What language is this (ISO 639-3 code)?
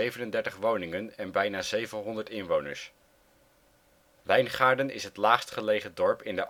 nld